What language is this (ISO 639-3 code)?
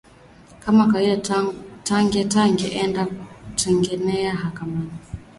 swa